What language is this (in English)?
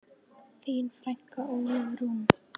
Icelandic